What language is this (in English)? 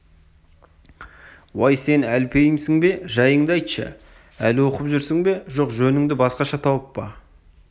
Kazakh